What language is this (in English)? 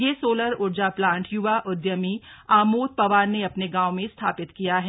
Hindi